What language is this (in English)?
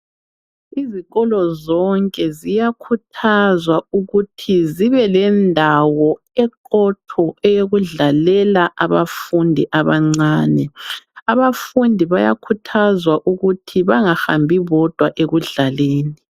North Ndebele